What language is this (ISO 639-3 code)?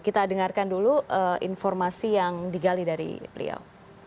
ind